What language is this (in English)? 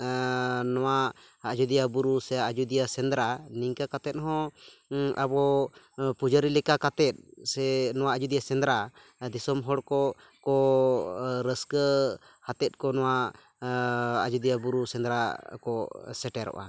Santali